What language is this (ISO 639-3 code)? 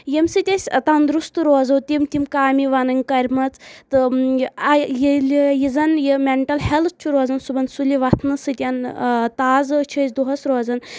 kas